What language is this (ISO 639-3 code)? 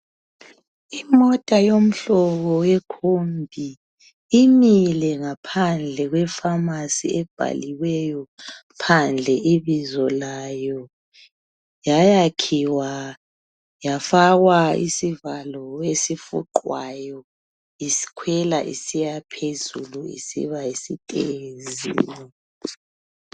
nde